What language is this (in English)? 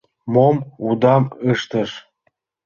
Mari